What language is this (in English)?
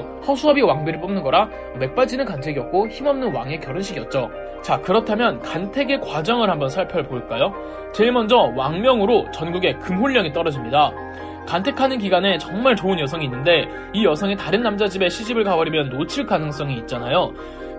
Korean